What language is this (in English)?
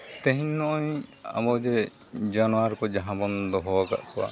Santali